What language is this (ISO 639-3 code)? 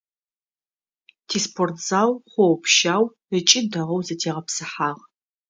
ady